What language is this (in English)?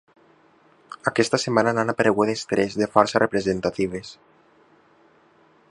Catalan